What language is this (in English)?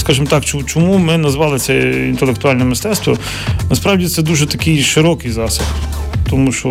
Ukrainian